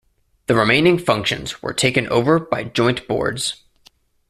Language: English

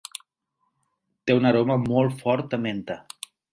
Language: Catalan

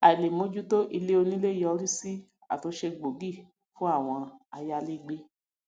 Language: Yoruba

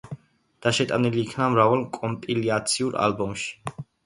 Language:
Georgian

